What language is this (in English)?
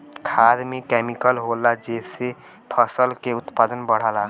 Bhojpuri